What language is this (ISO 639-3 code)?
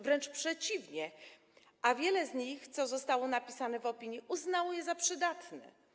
pol